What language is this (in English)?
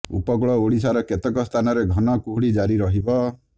Odia